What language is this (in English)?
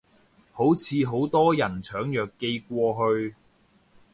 Cantonese